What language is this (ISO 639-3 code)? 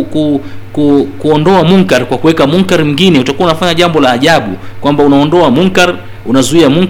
swa